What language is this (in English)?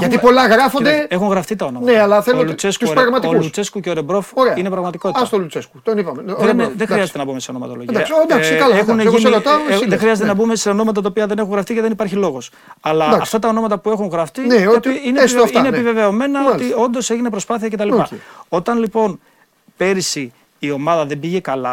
Greek